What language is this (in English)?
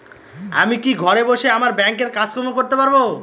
Bangla